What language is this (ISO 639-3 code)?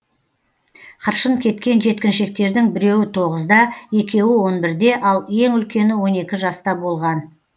kaz